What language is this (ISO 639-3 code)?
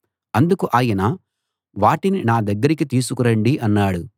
tel